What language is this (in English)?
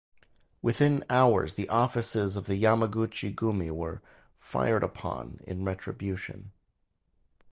English